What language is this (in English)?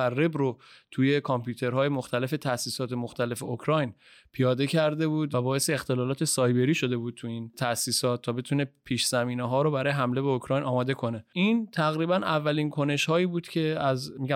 Persian